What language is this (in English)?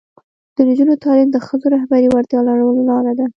Pashto